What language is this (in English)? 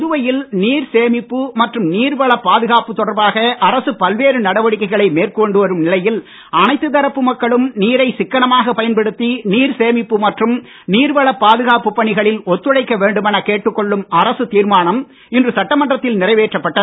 Tamil